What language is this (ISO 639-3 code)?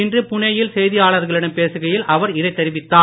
tam